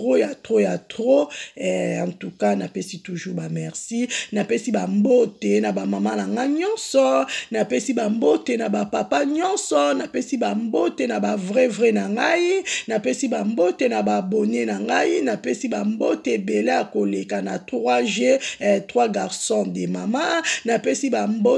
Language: French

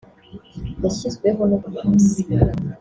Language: Kinyarwanda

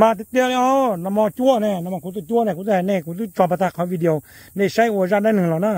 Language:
Thai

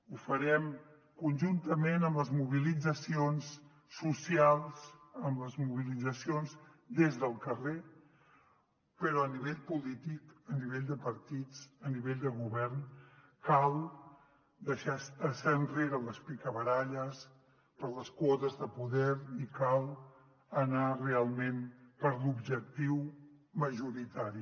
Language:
Catalan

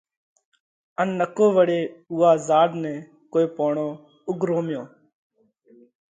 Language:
Parkari Koli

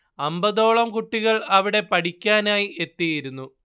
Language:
Malayalam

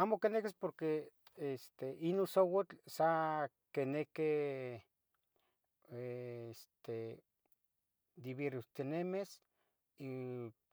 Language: Tetelcingo Nahuatl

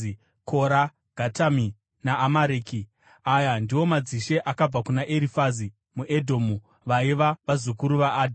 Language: Shona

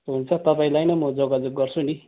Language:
Nepali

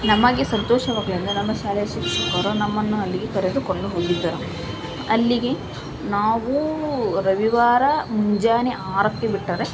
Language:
Kannada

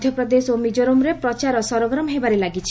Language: Odia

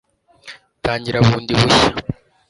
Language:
Kinyarwanda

